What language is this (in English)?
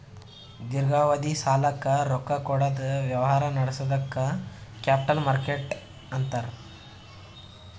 Kannada